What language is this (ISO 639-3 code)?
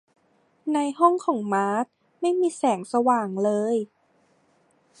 tha